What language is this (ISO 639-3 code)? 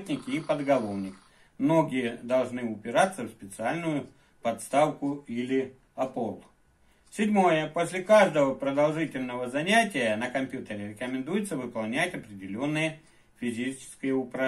rus